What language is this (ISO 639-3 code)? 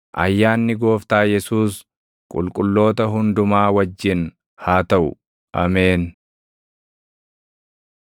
orm